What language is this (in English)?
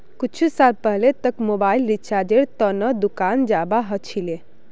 Magahi